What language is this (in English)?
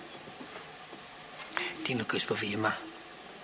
Welsh